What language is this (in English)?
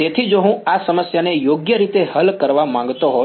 Gujarati